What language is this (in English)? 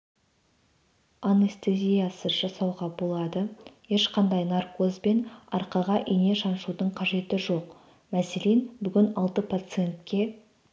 Kazakh